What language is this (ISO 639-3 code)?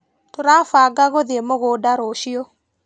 kik